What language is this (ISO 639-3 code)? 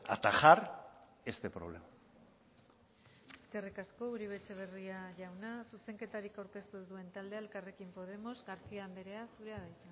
eus